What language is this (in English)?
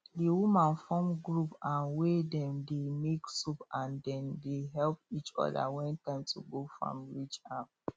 Nigerian Pidgin